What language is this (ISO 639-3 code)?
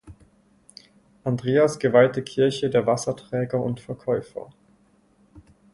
deu